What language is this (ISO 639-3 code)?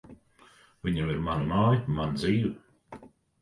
lav